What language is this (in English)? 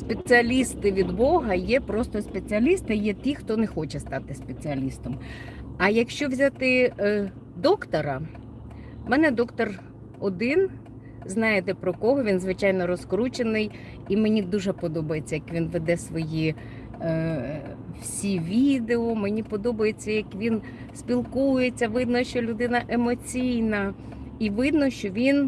Ukrainian